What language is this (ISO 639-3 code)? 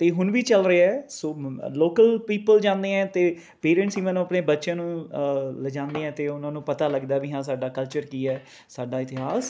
pan